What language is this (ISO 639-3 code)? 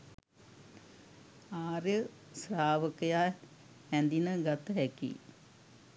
sin